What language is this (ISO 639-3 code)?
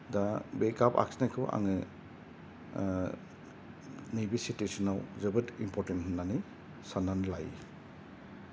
brx